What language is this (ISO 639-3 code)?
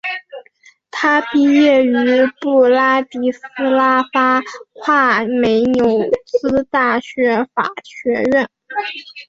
zho